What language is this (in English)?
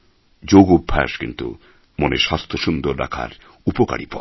Bangla